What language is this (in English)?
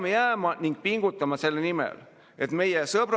Estonian